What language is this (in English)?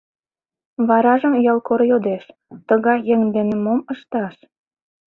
Mari